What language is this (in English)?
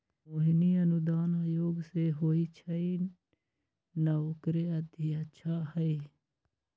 Magahi